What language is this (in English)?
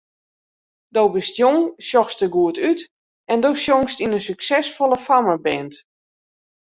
Western Frisian